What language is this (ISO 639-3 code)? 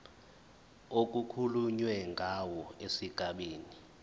zul